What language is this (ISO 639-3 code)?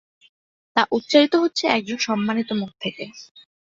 ben